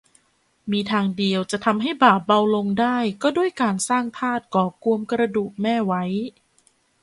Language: Thai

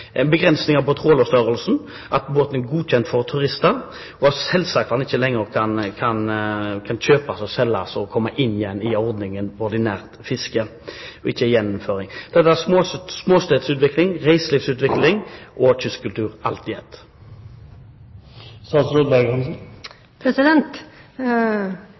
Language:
Norwegian Bokmål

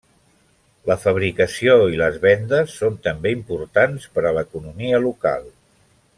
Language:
Catalan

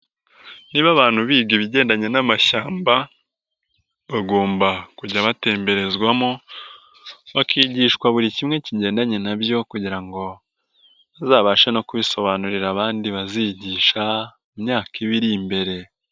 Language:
Kinyarwanda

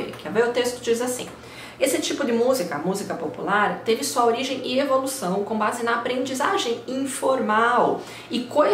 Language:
Portuguese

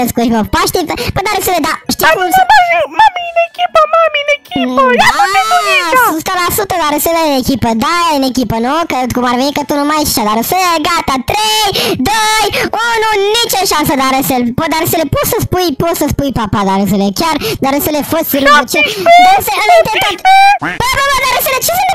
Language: Romanian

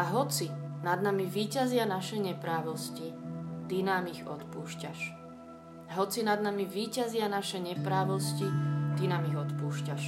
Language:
Slovak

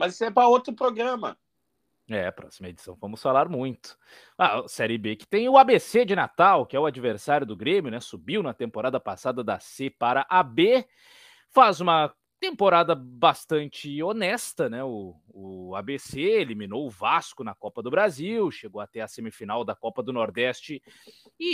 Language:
Portuguese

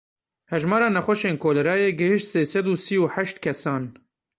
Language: Kurdish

